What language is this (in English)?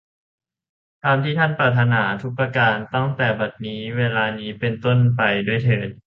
Thai